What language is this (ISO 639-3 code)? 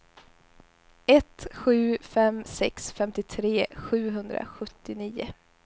swe